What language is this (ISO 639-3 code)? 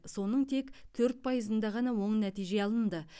kaz